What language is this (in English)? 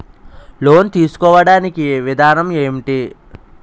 Telugu